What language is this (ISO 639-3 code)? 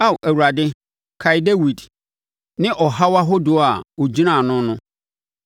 aka